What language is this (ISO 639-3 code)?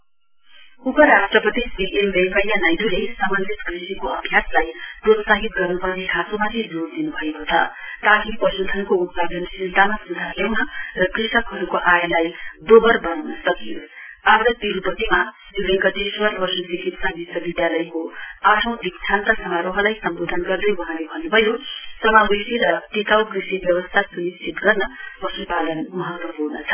nep